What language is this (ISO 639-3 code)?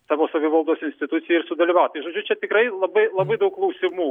lit